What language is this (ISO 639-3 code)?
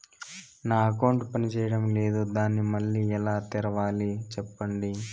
tel